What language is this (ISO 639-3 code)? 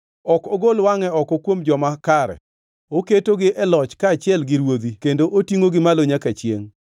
luo